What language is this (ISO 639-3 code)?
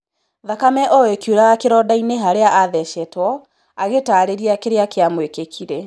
kik